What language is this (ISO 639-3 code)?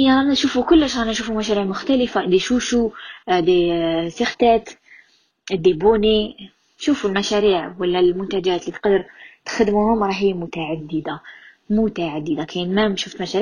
ara